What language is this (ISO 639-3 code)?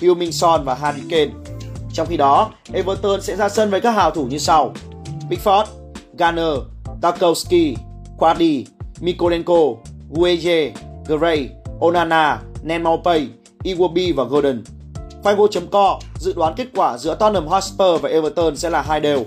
vie